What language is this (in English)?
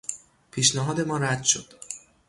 Persian